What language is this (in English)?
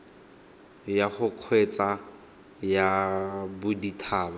Tswana